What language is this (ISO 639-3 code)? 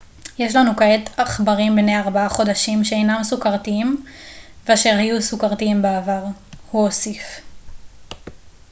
heb